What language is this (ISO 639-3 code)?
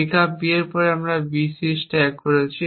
ben